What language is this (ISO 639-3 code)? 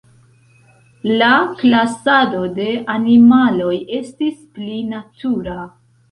epo